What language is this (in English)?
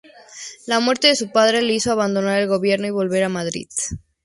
Spanish